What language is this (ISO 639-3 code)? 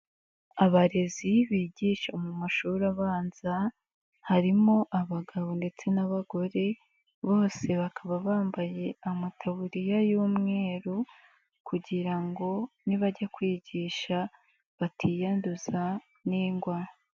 kin